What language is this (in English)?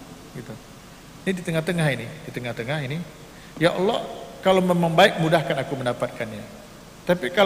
Indonesian